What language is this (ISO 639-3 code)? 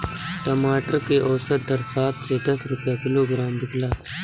bho